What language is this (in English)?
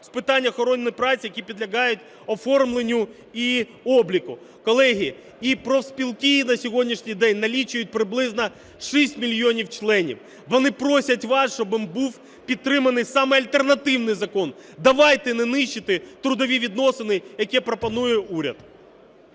Ukrainian